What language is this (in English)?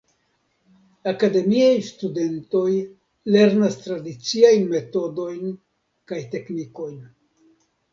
Esperanto